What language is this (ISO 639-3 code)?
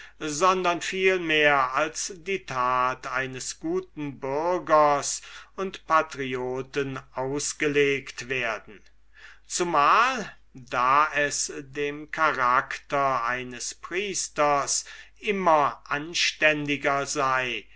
deu